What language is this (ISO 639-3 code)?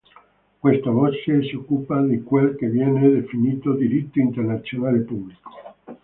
ita